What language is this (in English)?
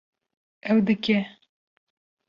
Kurdish